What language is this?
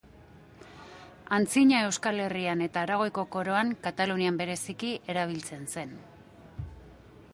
Basque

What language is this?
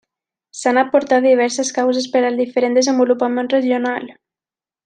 Catalan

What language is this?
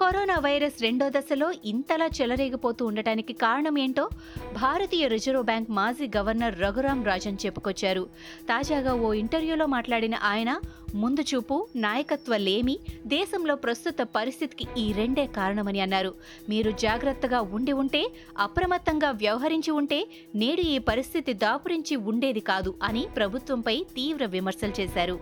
Telugu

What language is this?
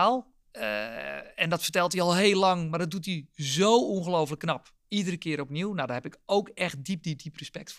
Dutch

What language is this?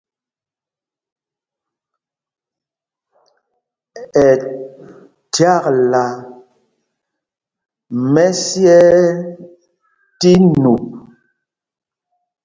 Mpumpong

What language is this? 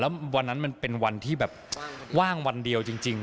Thai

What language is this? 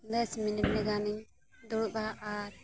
Santali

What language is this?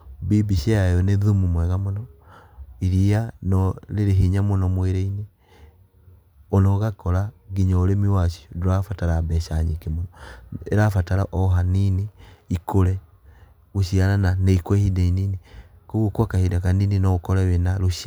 Kikuyu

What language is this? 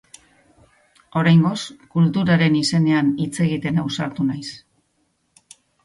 Basque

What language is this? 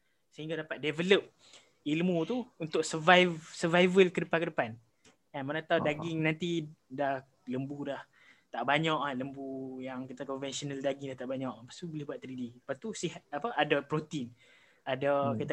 Malay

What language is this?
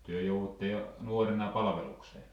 Finnish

